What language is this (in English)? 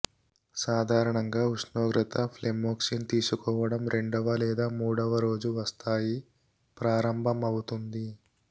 Telugu